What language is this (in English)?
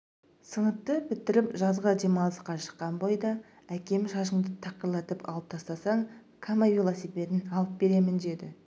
Kazakh